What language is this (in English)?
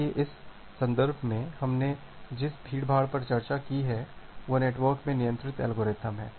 Hindi